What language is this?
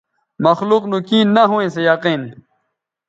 Bateri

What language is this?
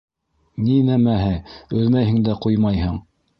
Bashkir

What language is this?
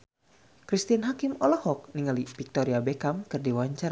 Sundanese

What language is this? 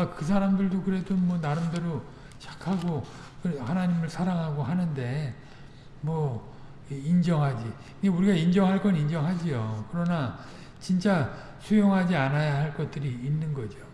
Korean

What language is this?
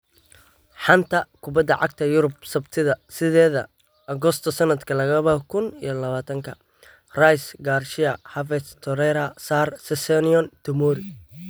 Somali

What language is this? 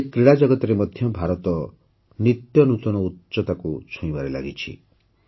Odia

